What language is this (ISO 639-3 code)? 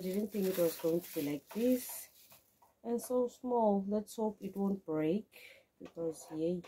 eng